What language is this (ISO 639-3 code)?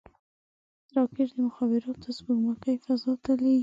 pus